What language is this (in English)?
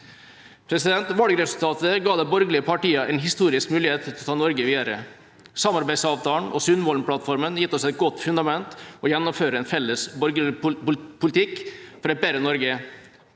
Norwegian